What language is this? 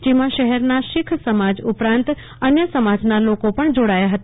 Gujarati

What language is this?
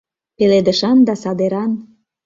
Mari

